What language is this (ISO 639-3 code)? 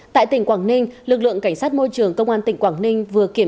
vie